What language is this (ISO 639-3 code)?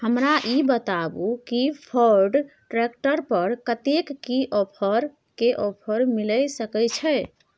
mai